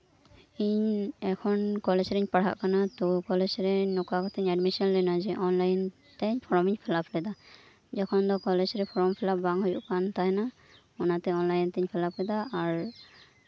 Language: Santali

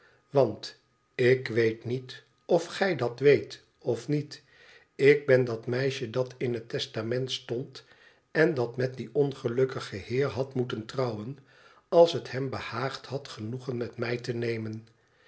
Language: Dutch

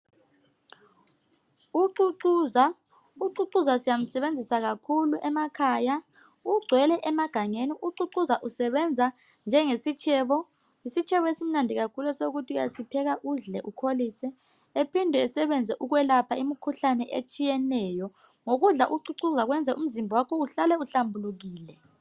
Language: North Ndebele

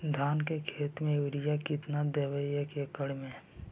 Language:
Magahi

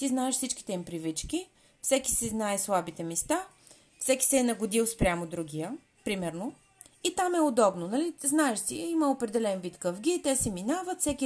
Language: Bulgarian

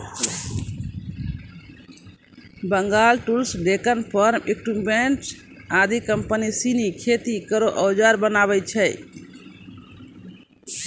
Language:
Maithili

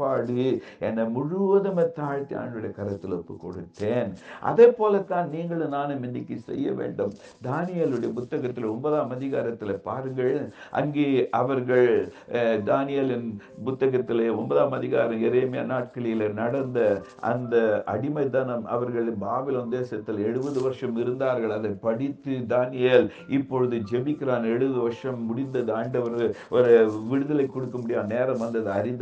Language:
Tamil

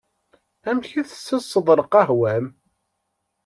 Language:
Kabyle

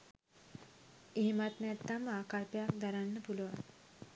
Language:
Sinhala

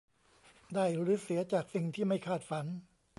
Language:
Thai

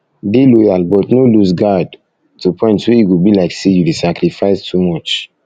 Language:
Nigerian Pidgin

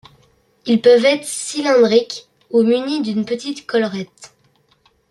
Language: French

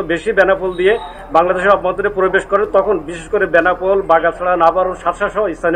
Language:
Hindi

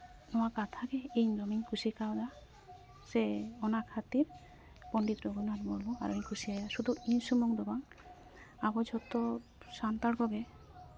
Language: Santali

